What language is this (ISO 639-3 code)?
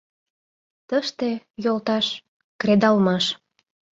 chm